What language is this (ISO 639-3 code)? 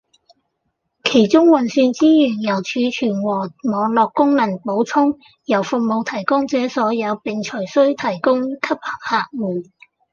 yue